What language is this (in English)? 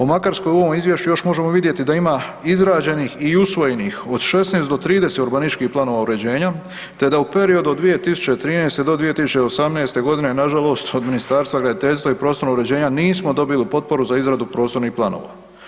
Croatian